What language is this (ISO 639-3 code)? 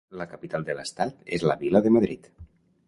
cat